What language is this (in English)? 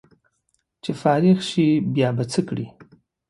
Pashto